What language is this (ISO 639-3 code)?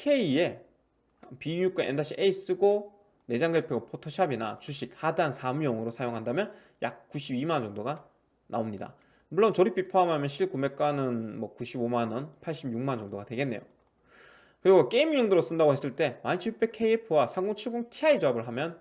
kor